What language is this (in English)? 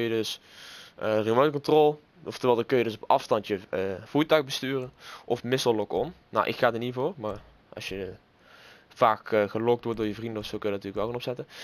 Dutch